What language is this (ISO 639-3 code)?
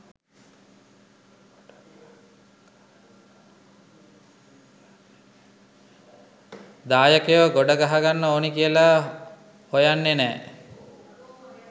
sin